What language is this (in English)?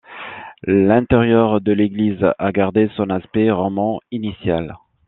French